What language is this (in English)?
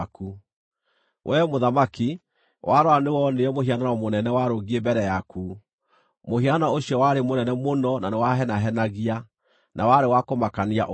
Kikuyu